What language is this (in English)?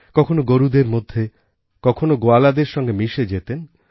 Bangla